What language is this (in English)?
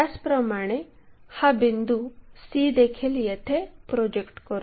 Marathi